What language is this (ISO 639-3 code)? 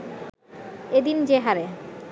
ben